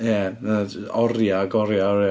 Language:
Welsh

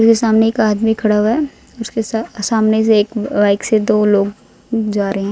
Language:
Hindi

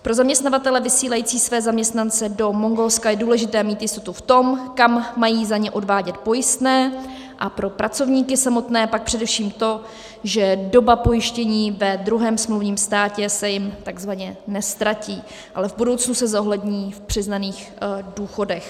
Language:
Czech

